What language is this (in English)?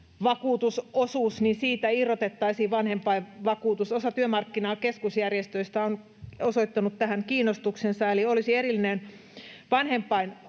Finnish